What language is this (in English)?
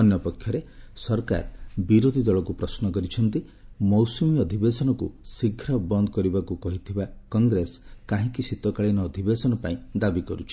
Odia